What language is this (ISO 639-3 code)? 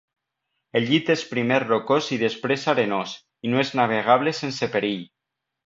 cat